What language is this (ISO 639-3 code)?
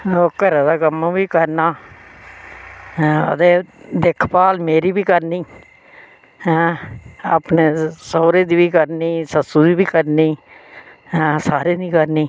doi